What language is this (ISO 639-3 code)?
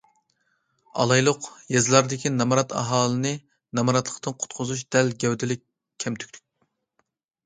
uig